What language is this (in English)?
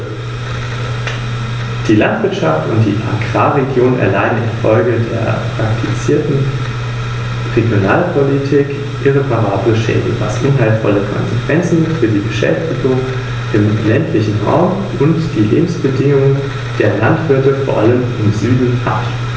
German